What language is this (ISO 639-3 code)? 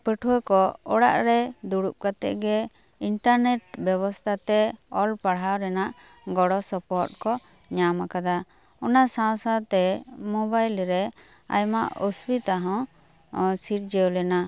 sat